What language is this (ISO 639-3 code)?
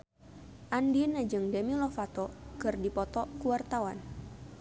sun